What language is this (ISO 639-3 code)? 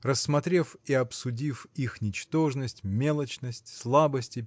rus